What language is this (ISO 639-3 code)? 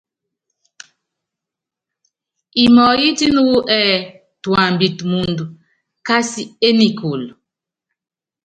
yav